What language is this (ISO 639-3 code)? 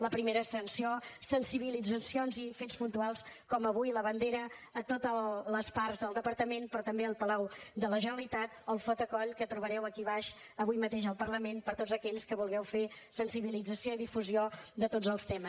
cat